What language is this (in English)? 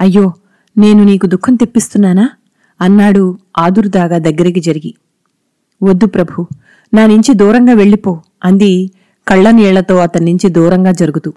Telugu